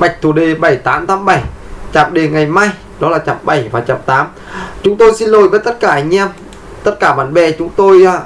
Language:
Vietnamese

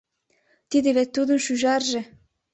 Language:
Mari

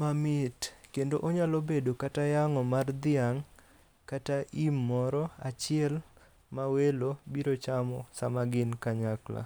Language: Luo (Kenya and Tanzania)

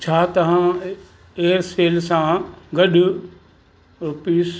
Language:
Sindhi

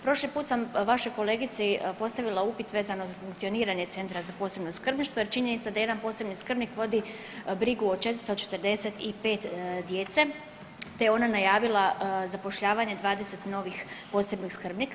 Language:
Croatian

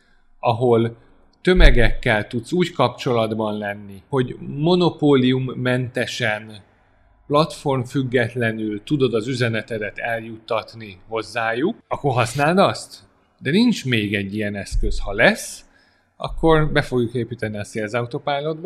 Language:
Hungarian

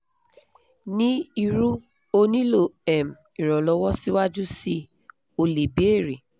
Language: Yoruba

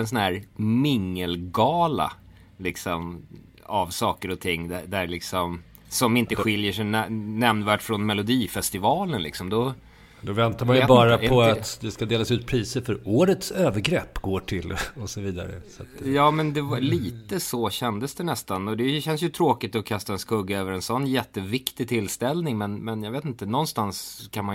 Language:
Swedish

